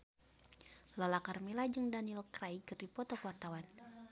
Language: Sundanese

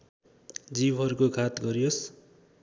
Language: Nepali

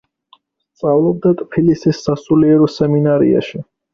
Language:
Georgian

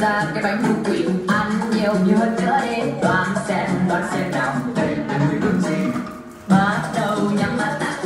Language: Thai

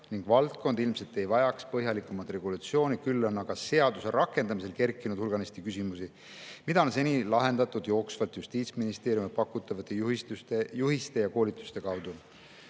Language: Estonian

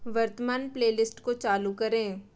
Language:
Hindi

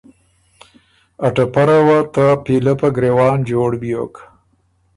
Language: Ormuri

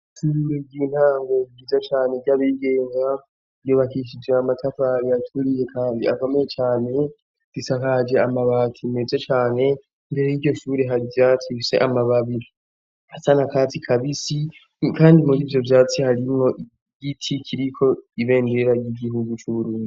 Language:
Rundi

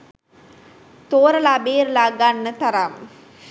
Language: Sinhala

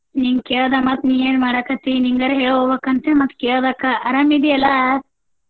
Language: Kannada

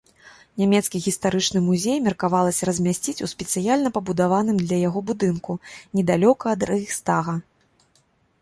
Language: Belarusian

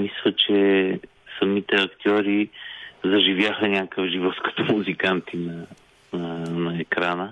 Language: Bulgarian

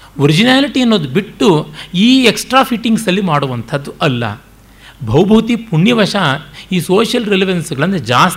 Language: Kannada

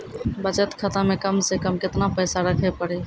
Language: Maithili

